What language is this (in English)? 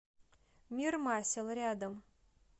Russian